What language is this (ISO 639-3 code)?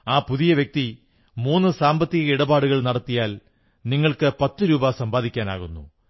mal